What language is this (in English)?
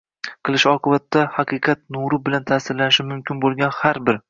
Uzbek